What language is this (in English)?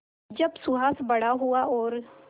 Hindi